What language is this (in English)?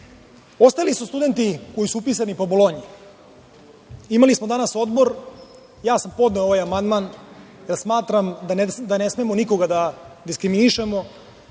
Serbian